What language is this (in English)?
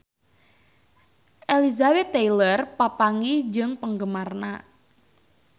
Sundanese